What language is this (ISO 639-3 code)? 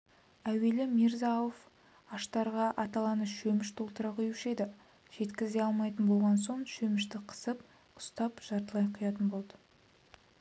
kaz